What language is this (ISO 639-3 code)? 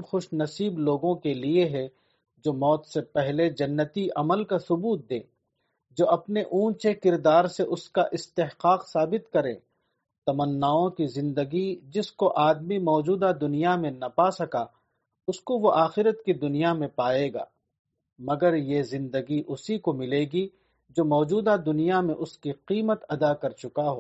urd